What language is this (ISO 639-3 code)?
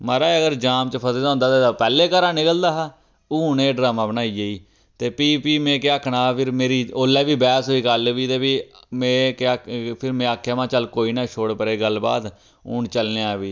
doi